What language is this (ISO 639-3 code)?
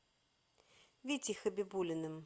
rus